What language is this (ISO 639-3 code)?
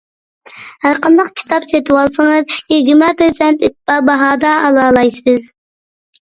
uig